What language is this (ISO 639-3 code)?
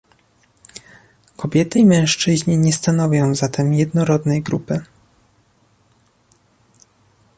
pol